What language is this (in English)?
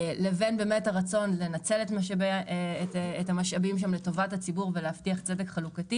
Hebrew